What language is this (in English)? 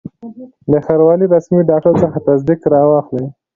Pashto